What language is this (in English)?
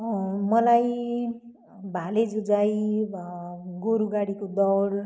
Nepali